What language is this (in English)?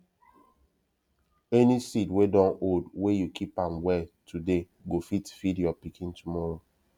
Nigerian Pidgin